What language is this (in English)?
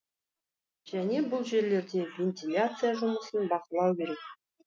Kazakh